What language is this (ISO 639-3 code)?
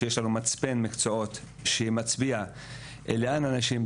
heb